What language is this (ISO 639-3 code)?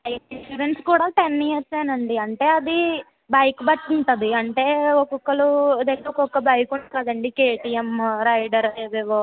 tel